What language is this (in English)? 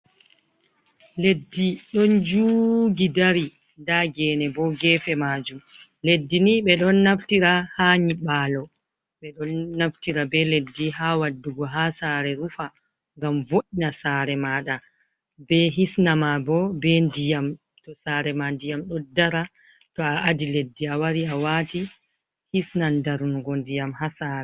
Fula